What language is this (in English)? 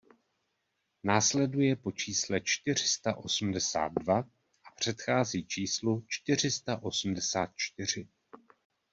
Czech